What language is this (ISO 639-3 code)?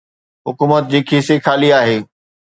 snd